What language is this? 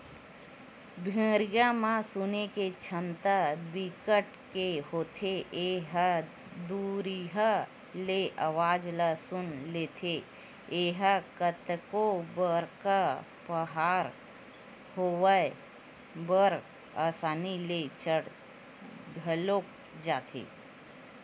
Chhattisgarhi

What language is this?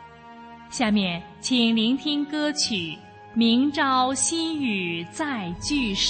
Chinese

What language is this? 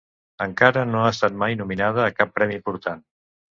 Catalan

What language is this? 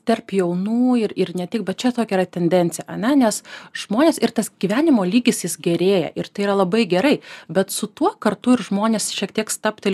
Lithuanian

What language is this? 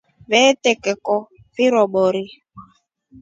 Rombo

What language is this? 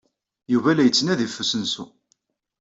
Kabyle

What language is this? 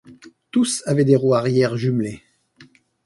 French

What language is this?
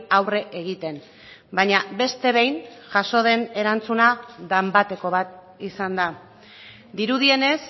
Basque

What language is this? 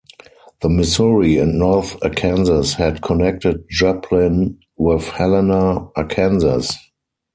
English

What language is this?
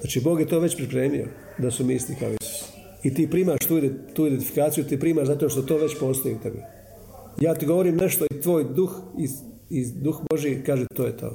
Croatian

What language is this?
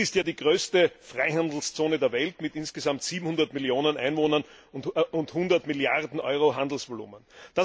German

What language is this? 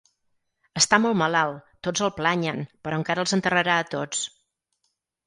Catalan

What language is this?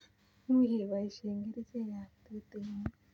Kalenjin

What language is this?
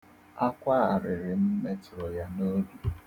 Igbo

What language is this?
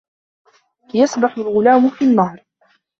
Arabic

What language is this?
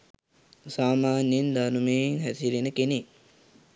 Sinhala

